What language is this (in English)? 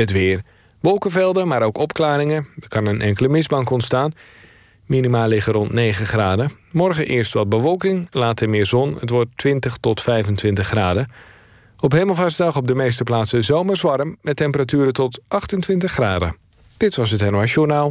Dutch